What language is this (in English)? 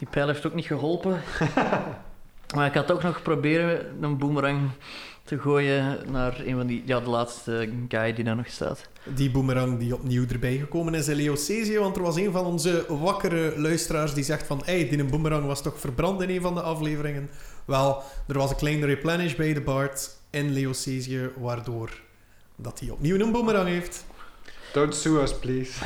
Dutch